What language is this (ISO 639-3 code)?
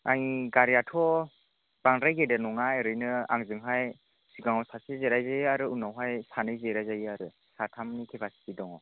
brx